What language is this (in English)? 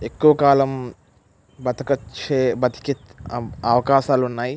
Telugu